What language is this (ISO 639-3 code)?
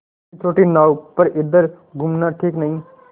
hin